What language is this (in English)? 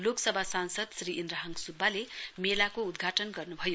Nepali